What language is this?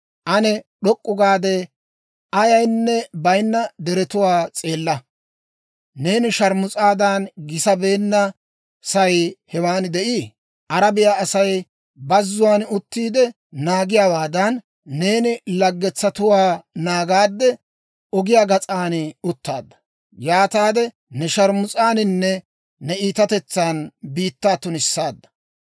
Dawro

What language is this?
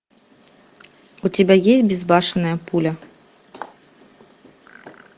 Russian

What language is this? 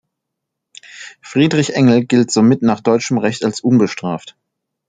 German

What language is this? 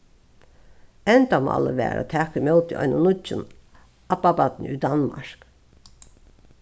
Faroese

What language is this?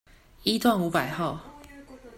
Chinese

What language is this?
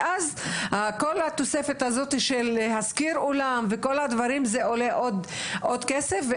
Hebrew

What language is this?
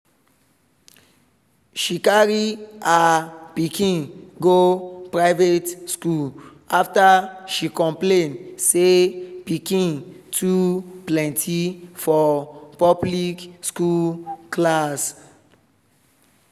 Nigerian Pidgin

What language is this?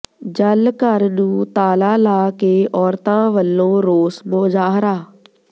Punjabi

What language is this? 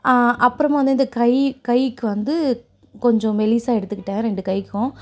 Tamil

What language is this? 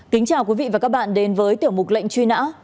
Vietnamese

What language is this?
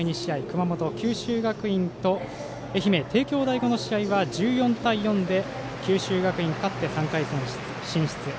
Japanese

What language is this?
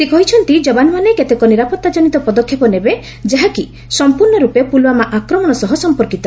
Odia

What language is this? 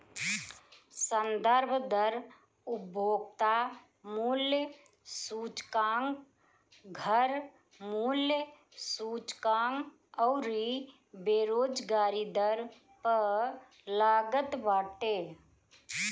Bhojpuri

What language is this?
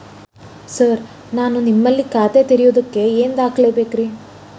Kannada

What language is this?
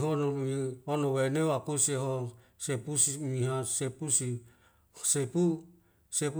Wemale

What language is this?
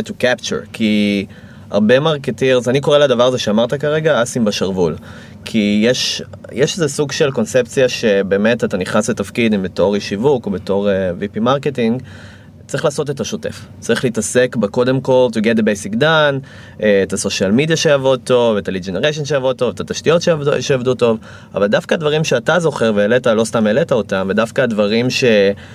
Hebrew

